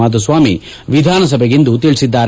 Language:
Kannada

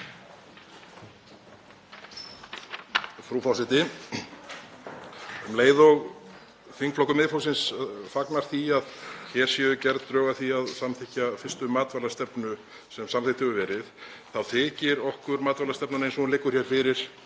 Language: Icelandic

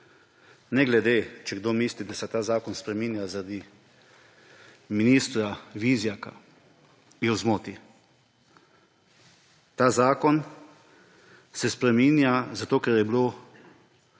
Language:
Slovenian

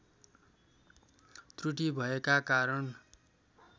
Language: Nepali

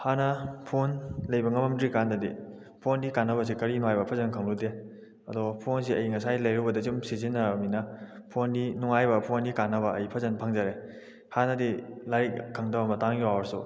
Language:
Manipuri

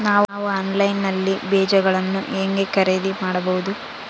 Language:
Kannada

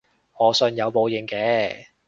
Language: Cantonese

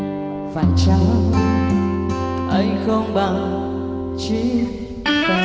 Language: Vietnamese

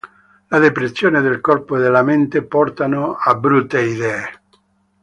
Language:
Italian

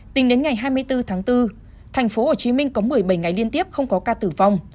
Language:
Vietnamese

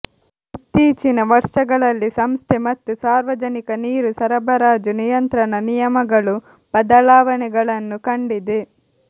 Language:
Kannada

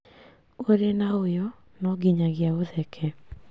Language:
Kikuyu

